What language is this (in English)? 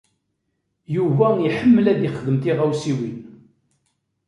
Kabyle